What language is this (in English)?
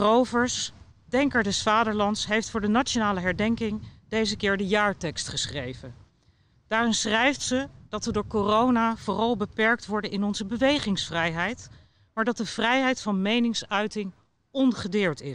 Dutch